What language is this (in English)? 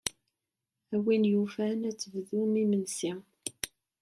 Kabyle